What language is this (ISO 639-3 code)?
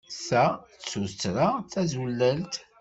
kab